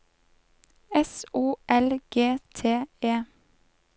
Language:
Norwegian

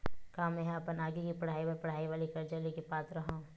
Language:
Chhattisgarhi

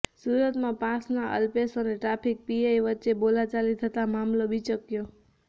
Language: Gujarati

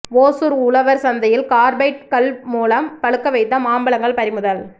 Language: Tamil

